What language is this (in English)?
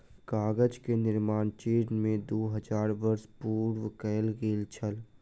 Maithili